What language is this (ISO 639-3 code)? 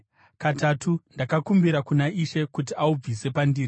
sna